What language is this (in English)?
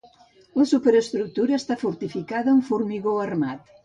Catalan